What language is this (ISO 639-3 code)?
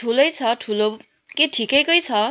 nep